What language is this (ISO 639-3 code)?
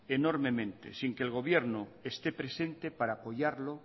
spa